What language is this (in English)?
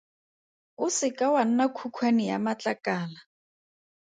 Tswana